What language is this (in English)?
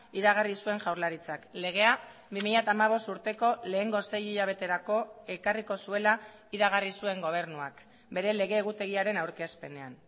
Basque